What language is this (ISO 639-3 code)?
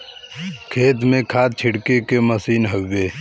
bho